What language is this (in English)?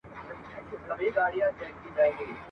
Pashto